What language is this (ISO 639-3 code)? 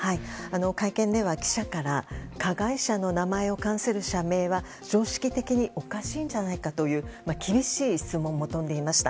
jpn